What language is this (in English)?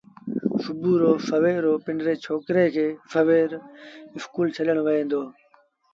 Sindhi Bhil